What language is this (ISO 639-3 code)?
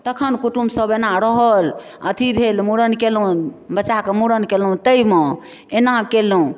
mai